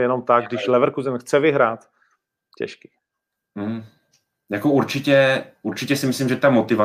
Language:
Czech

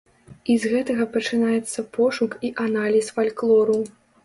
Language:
Belarusian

